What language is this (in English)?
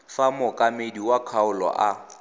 Tswana